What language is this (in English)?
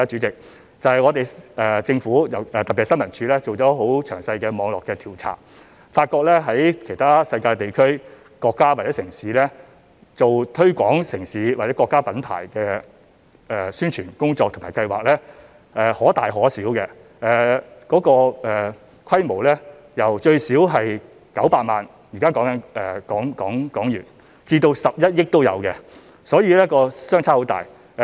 Cantonese